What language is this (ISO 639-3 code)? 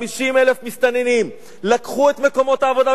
heb